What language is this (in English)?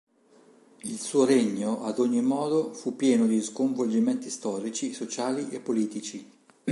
Italian